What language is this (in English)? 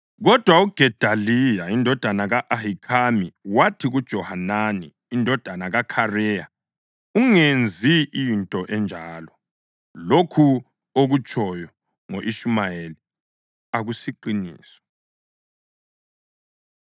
North Ndebele